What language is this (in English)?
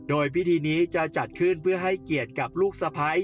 Thai